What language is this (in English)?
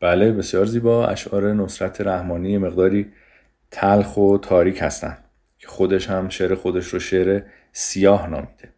Persian